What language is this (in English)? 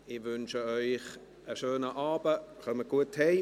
Swiss German